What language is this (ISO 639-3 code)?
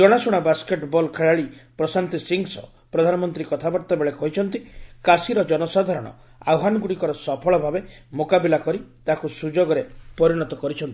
ori